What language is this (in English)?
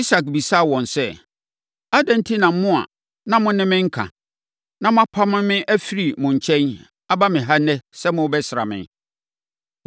Akan